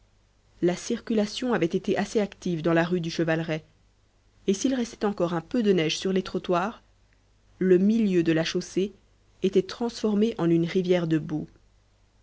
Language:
French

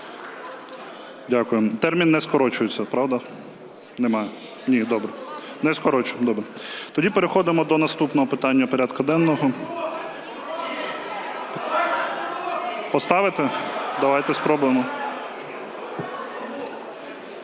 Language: Ukrainian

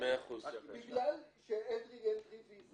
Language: Hebrew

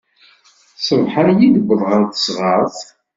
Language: Kabyle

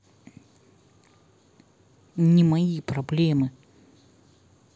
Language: Russian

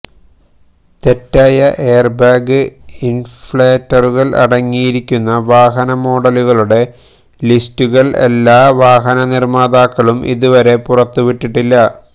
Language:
Malayalam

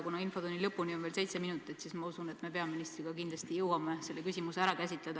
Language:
Estonian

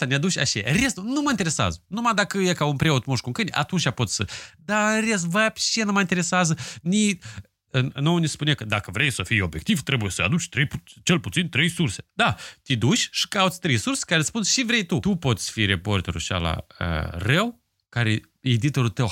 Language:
Romanian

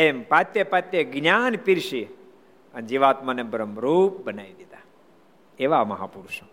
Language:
Gujarati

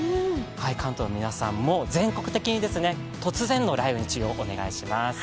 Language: Japanese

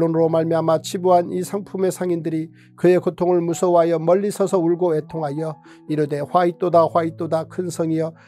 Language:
Korean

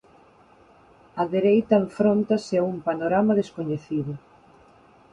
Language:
Galician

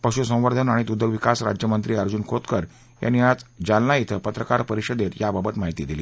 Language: Marathi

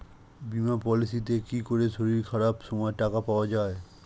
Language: Bangla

